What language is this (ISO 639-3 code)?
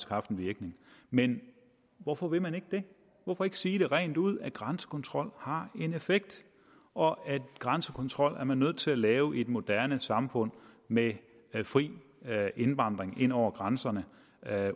dan